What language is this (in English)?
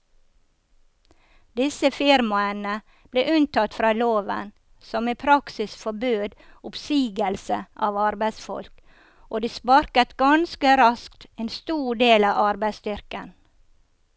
Norwegian